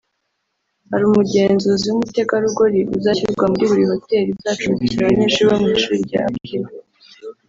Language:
Kinyarwanda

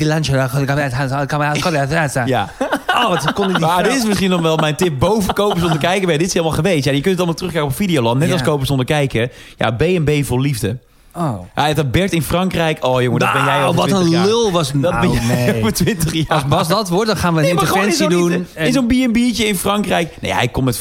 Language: Dutch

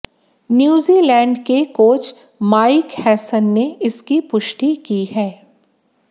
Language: Hindi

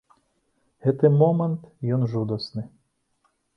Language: Belarusian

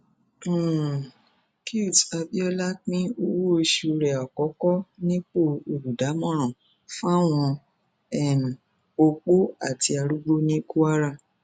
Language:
Yoruba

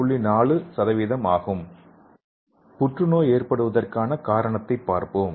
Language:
Tamil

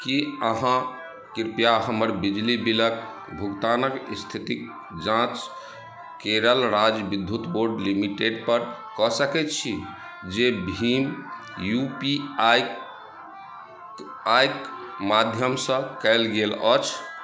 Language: Maithili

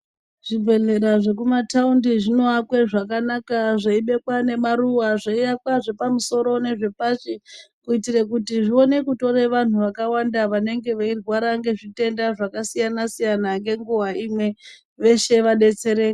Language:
Ndau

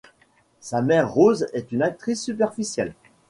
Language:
French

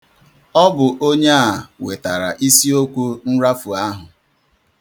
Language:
Igbo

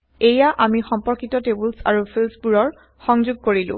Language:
Assamese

